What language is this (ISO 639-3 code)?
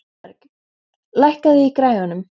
isl